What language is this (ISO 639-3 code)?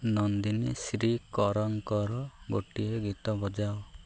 ori